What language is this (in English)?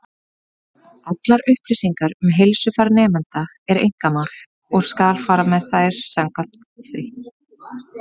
Icelandic